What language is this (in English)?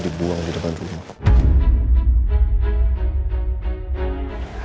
Indonesian